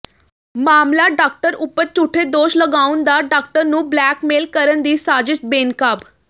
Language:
Punjabi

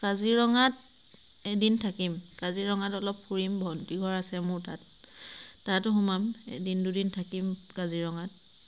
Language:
Assamese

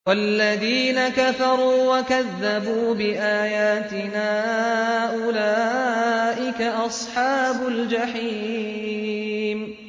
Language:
Arabic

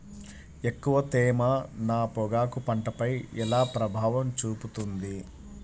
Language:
Telugu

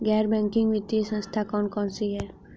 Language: Hindi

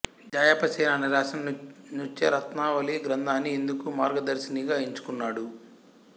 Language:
Telugu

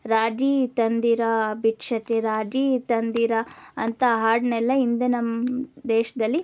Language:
Kannada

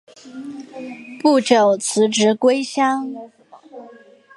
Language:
Chinese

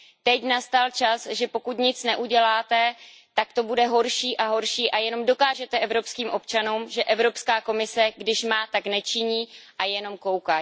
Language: Czech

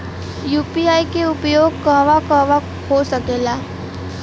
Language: Bhojpuri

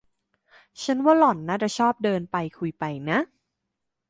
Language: Thai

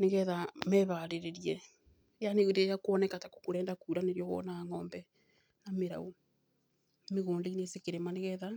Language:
Kikuyu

